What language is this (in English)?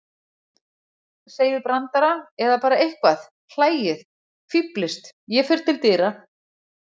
Icelandic